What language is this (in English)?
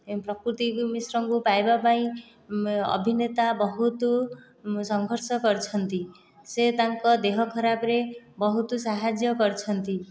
Odia